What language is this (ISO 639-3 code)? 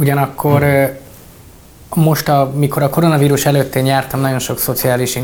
hun